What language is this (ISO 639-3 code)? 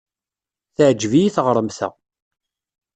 kab